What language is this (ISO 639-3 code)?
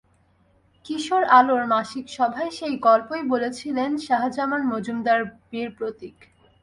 ben